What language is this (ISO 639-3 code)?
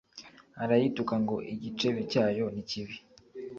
kin